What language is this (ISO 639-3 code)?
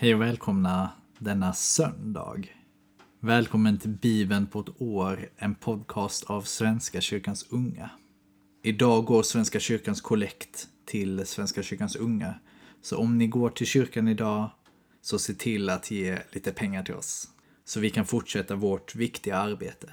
swe